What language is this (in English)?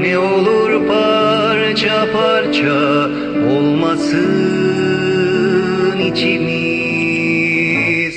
Turkish